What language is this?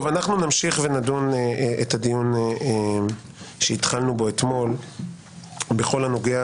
Hebrew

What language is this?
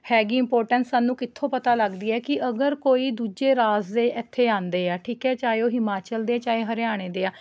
Punjabi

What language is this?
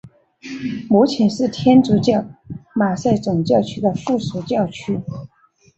Chinese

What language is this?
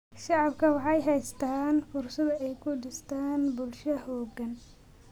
Somali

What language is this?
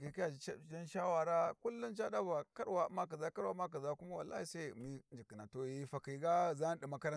Warji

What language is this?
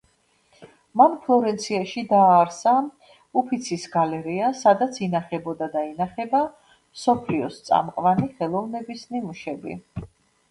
Georgian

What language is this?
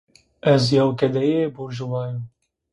Zaza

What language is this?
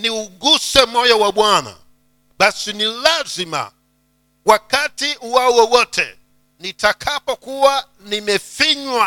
Swahili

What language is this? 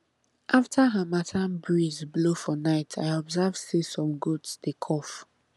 Nigerian Pidgin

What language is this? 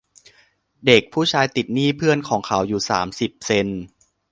Thai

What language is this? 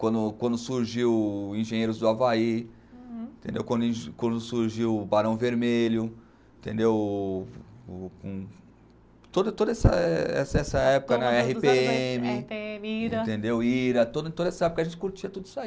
Portuguese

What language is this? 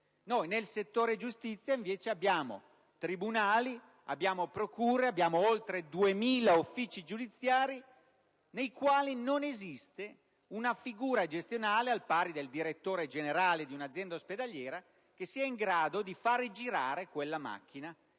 Italian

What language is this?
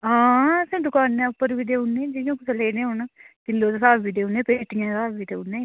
Dogri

